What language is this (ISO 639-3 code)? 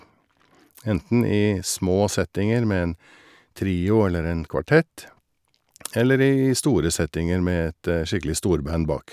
nor